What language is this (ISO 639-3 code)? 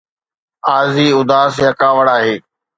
snd